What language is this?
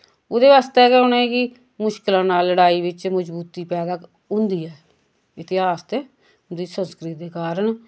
Dogri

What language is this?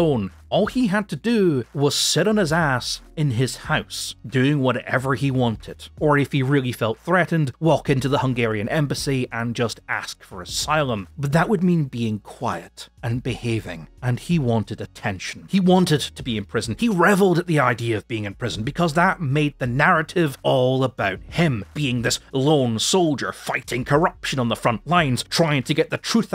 English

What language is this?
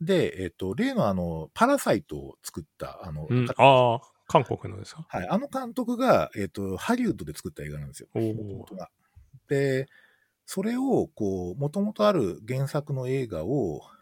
Japanese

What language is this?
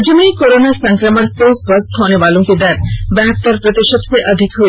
Hindi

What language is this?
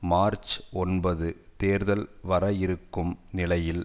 Tamil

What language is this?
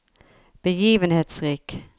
Norwegian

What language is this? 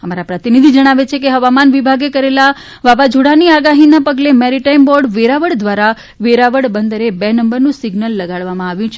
Gujarati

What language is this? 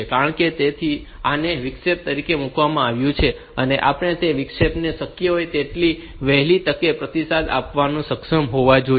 Gujarati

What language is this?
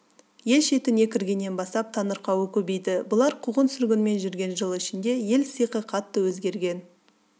Kazakh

